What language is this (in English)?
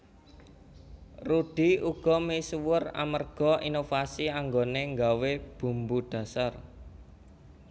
Javanese